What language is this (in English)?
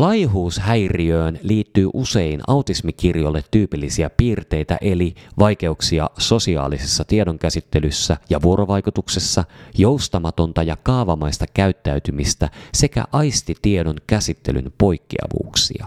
Finnish